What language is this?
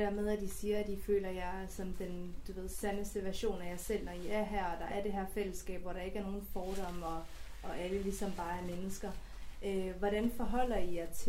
Danish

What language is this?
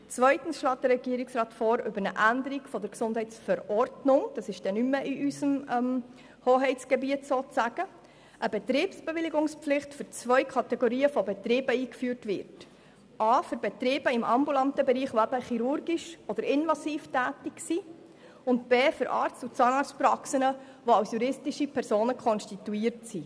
Swiss German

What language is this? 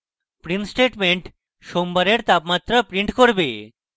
Bangla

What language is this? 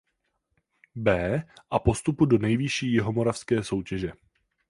Czech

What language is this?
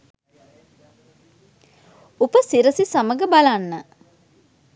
Sinhala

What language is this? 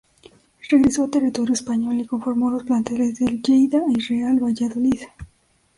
Spanish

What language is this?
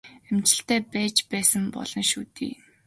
Mongolian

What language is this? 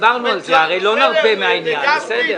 Hebrew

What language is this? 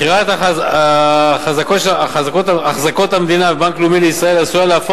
Hebrew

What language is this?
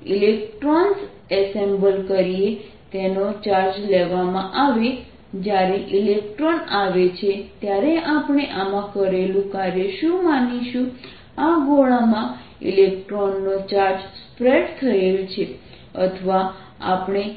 Gujarati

